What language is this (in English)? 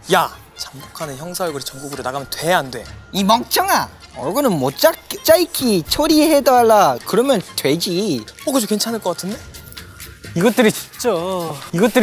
Korean